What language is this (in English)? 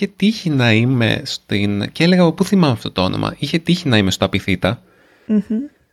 Greek